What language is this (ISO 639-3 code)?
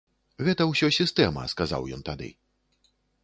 bel